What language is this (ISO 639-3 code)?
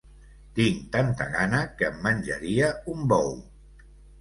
cat